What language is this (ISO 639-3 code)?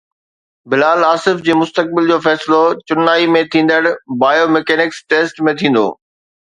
snd